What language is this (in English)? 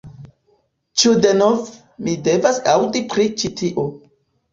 Esperanto